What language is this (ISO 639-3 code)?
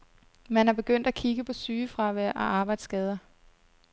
dan